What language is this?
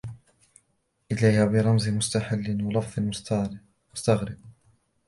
Arabic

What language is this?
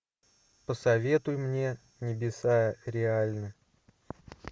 Russian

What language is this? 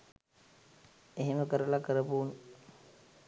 Sinhala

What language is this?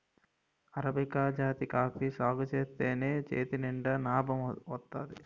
Telugu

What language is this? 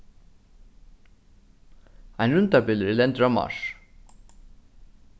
Faroese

